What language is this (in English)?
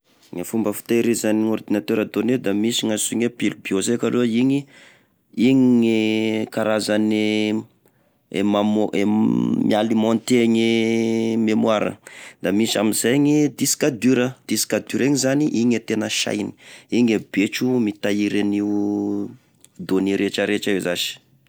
Tesaka Malagasy